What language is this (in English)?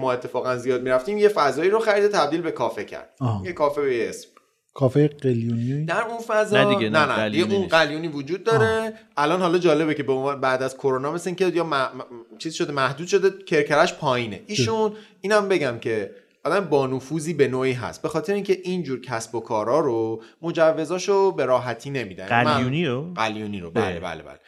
Persian